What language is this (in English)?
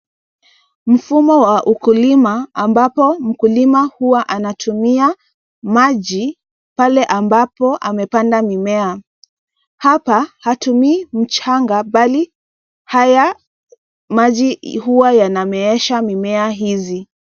Swahili